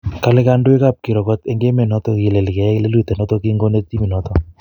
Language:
Kalenjin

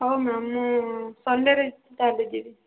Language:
Odia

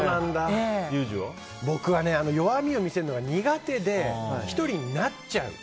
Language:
Japanese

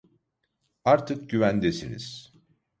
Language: Turkish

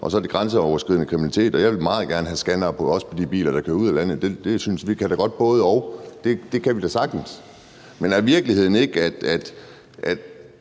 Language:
Danish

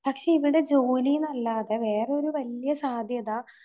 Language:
Malayalam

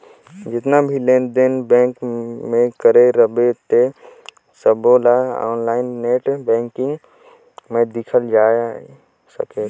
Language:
Chhattisgarhi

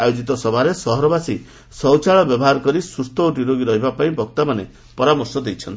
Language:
Odia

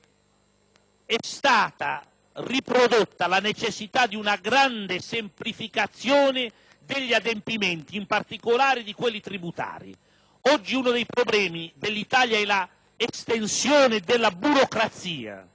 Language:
Italian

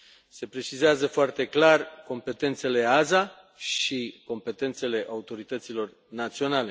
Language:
Romanian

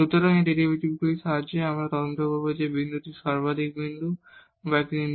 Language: Bangla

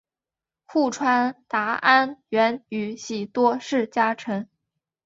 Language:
Chinese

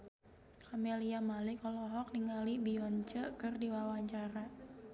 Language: Sundanese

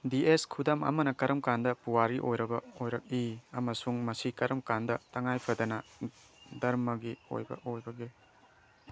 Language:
Manipuri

